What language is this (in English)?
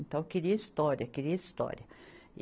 Portuguese